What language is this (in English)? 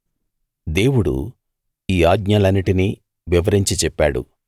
Telugu